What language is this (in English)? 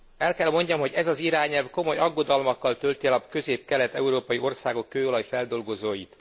Hungarian